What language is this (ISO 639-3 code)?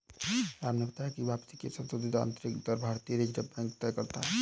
hin